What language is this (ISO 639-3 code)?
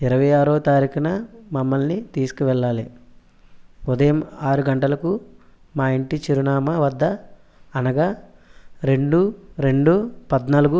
tel